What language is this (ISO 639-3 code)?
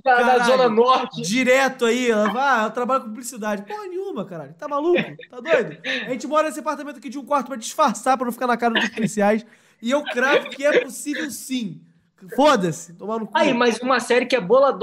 por